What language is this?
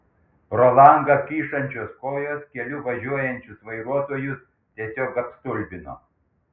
Lithuanian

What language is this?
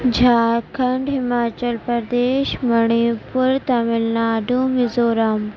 Urdu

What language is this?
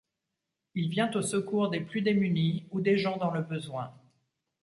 French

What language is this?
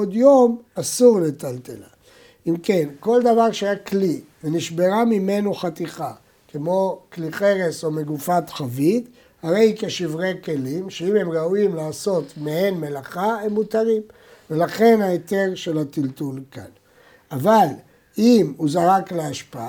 Hebrew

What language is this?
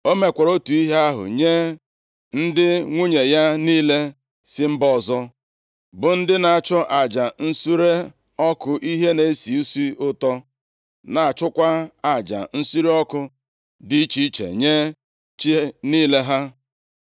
Igbo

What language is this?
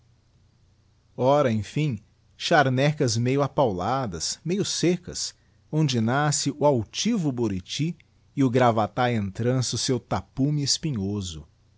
Portuguese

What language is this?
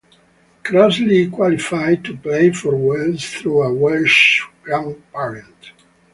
English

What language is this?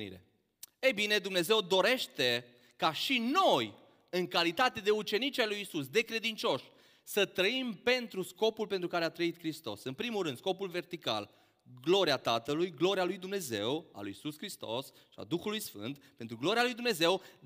Romanian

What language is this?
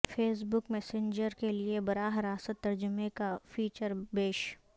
Urdu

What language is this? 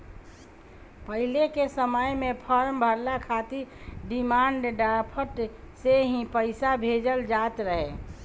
Bhojpuri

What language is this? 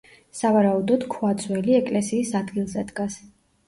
Georgian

